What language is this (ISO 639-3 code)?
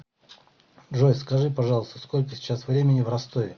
rus